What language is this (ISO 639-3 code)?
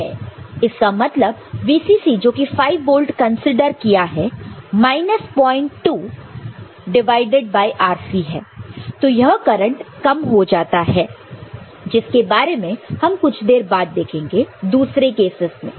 hin